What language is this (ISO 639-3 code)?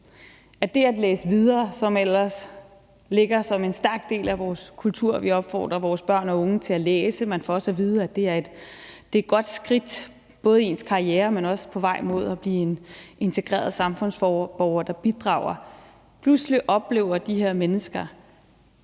dan